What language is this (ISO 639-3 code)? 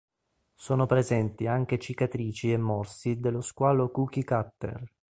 ita